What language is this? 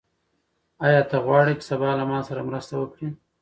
Pashto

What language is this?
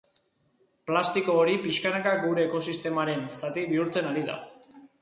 Basque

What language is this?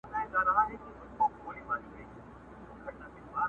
Pashto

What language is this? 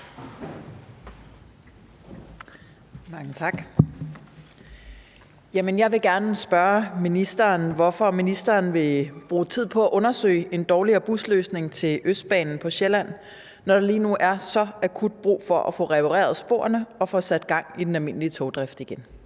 Danish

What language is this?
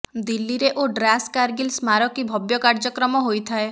Odia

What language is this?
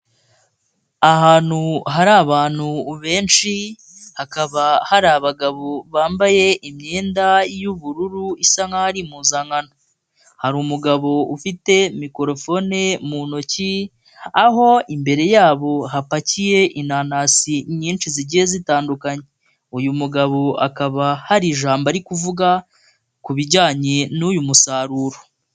Kinyarwanda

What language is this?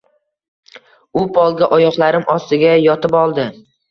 Uzbek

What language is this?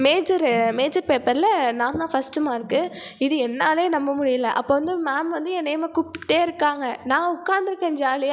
Tamil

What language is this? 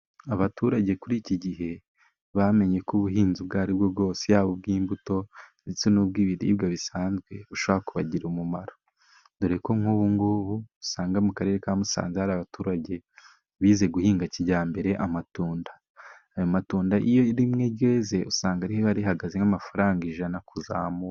Kinyarwanda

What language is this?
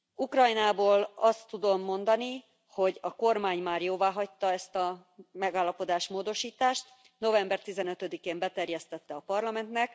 Hungarian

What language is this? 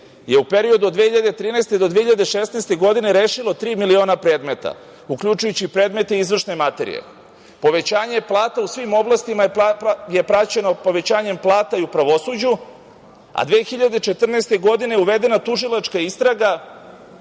Serbian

